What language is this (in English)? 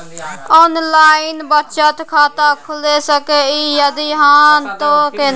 Maithili